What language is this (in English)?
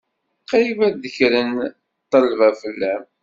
Kabyle